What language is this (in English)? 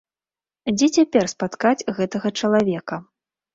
Belarusian